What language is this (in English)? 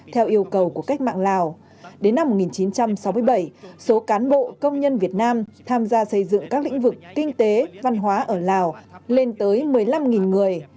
Vietnamese